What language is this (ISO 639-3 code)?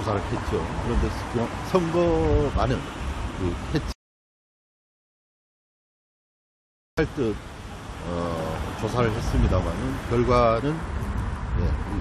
kor